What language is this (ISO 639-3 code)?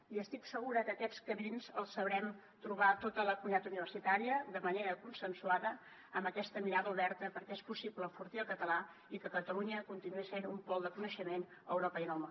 cat